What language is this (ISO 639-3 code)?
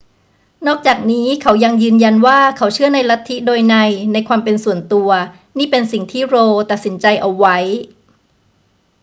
tha